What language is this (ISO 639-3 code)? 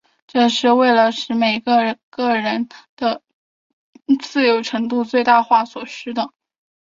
zho